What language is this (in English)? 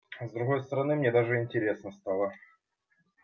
Russian